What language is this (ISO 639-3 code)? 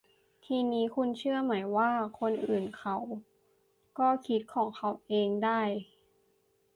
tha